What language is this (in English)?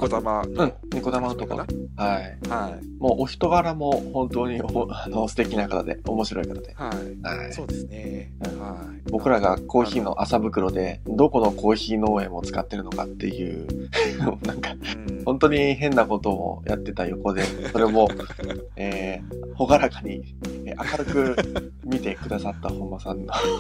Japanese